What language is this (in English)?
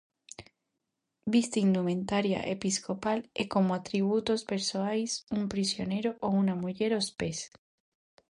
Galician